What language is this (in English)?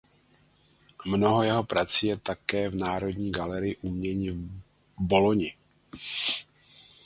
Czech